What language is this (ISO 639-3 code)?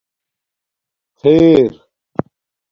dmk